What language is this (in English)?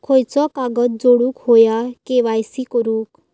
Marathi